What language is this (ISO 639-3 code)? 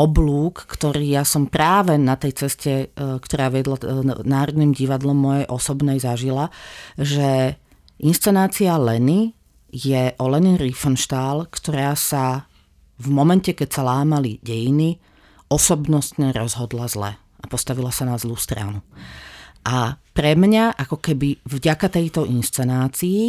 slk